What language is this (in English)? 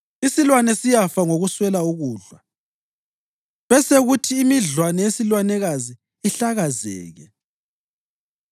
North Ndebele